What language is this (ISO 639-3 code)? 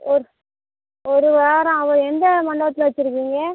tam